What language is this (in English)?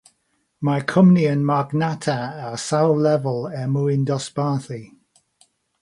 Welsh